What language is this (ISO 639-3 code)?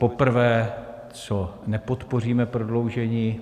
ces